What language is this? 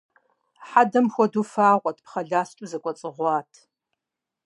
Kabardian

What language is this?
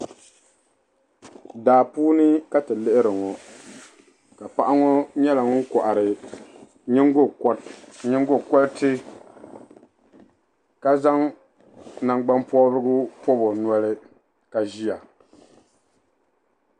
Dagbani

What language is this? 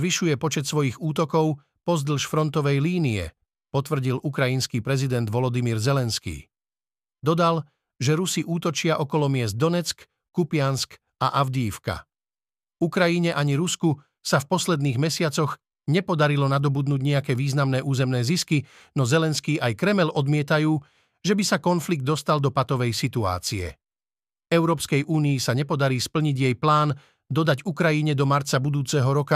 Slovak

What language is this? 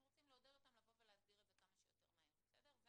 Hebrew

